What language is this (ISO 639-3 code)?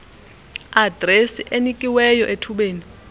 xho